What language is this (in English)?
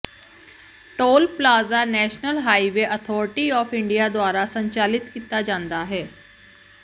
Punjabi